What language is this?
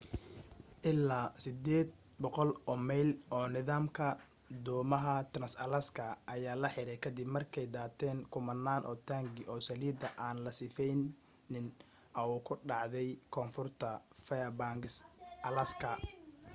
Somali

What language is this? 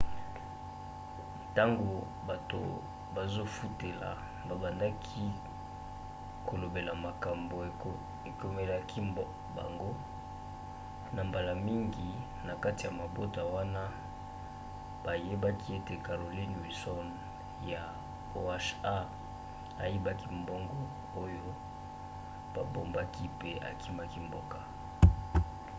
Lingala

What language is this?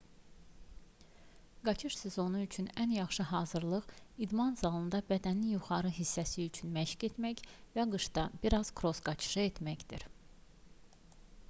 Azerbaijani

